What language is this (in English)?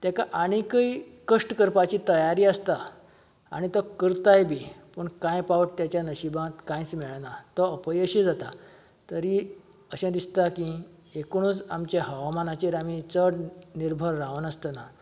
Konkani